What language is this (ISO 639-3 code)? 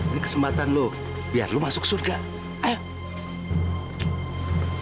ind